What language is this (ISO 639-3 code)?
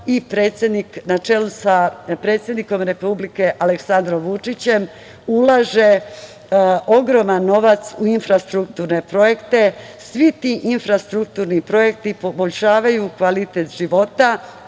srp